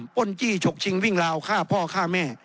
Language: Thai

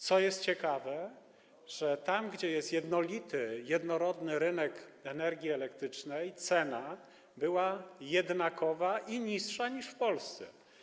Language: Polish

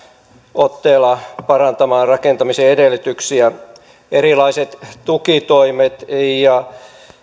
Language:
Finnish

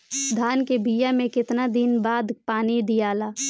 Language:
Bhojpuri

